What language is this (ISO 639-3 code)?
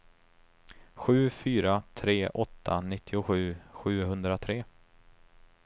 swe